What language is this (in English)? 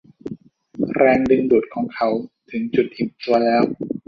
Thai